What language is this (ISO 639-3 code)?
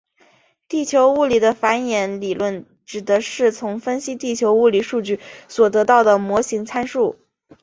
zho